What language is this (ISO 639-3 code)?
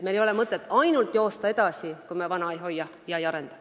est